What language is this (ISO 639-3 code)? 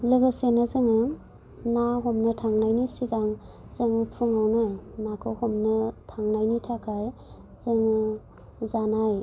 brx